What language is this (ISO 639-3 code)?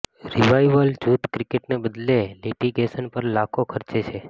guj